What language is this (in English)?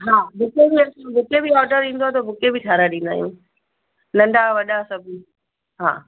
Sindhi